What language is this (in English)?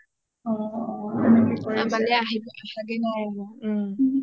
Assamese